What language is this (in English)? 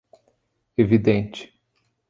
Portuguese